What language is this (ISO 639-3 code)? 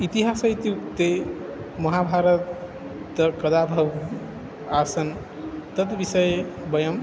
san